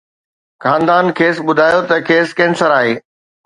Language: Sindhi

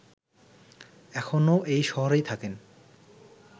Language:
Bangla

